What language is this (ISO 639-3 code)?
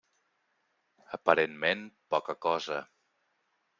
cat